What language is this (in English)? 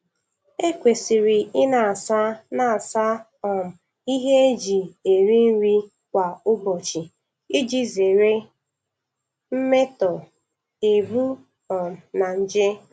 Igbo